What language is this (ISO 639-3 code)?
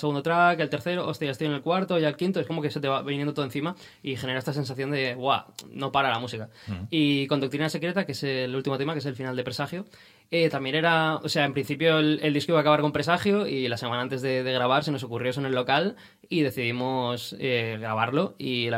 spa